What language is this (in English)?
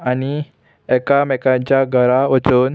Konkani